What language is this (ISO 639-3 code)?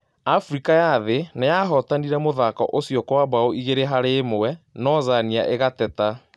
kik